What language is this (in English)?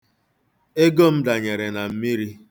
Igbo